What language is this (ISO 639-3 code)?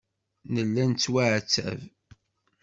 kab